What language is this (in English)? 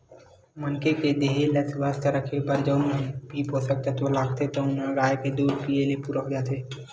Chhattisgarhi